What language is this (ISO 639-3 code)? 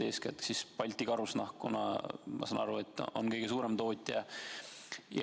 est